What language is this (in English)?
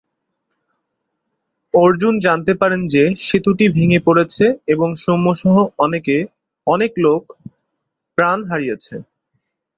Bangla